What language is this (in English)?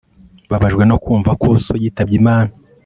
Kinyarwanda